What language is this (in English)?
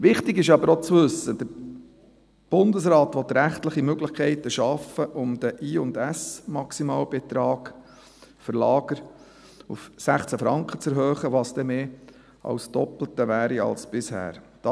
Swiss German